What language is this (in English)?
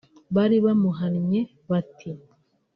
Kinyarwanda